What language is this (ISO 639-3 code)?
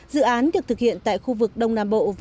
vie